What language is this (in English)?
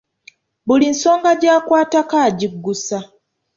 Ganda